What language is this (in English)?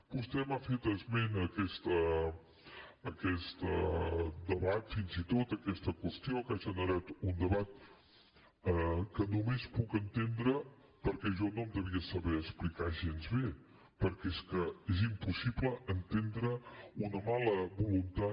Catalan